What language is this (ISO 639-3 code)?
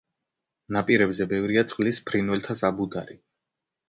kat